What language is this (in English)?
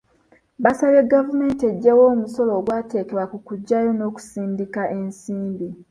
Ganda